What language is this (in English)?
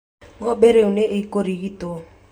Kikuyu